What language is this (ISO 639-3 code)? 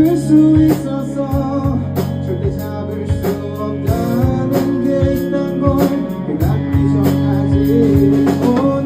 kor